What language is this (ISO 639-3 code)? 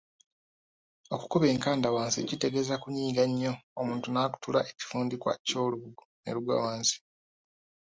lug